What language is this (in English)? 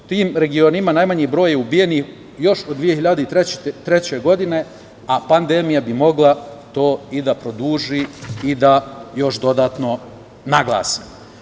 Serbian